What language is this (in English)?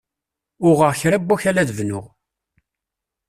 Kabyle